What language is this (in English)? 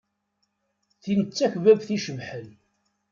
Kabyle